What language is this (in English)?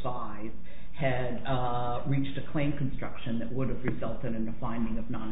English